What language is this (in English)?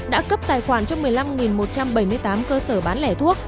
Vietnamese